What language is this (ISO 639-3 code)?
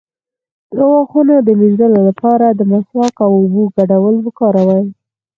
pus